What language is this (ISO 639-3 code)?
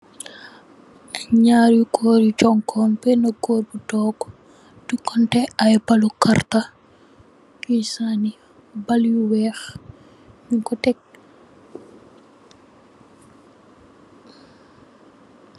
wol